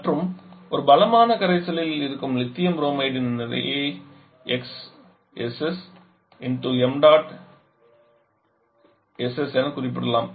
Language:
Tamil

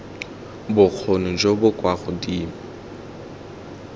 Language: Tswana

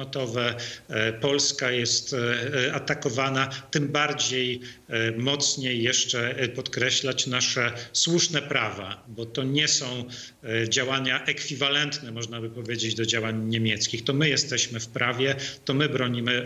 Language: Polish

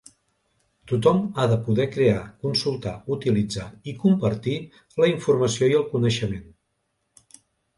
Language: Catalan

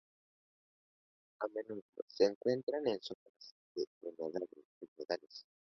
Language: Spanish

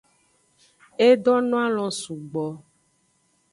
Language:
Aja (Benin)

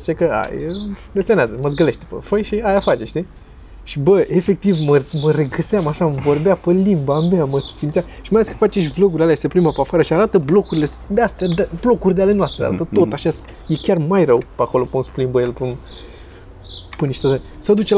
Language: Romanian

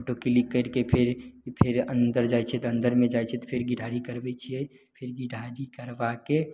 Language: Maithili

